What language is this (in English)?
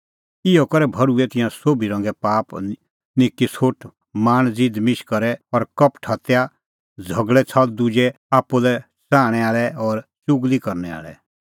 Kullu Pahari